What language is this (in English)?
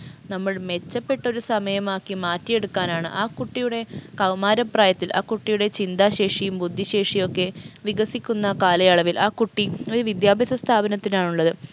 Malayalam